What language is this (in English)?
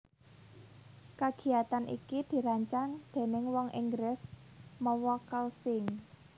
Javanese